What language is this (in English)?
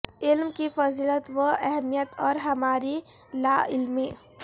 Urdu